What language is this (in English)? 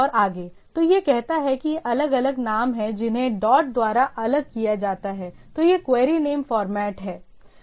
Hindi